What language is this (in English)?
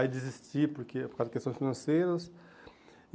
Portuguese